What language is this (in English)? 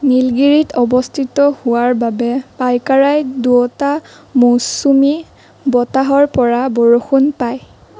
Assamese